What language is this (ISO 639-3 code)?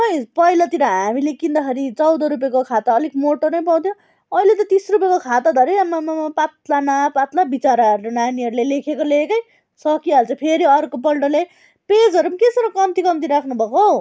nep